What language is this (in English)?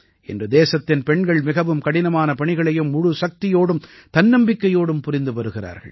Tamil